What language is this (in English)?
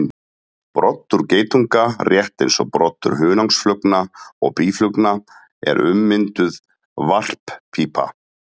Icelandic